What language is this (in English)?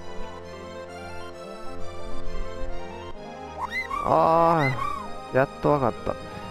Japanese